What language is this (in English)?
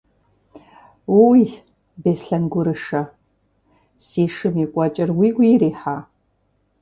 Kabardian